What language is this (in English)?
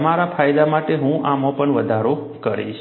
Gujarati